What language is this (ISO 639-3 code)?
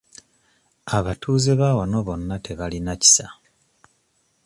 lug